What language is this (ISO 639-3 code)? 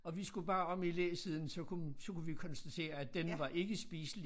dan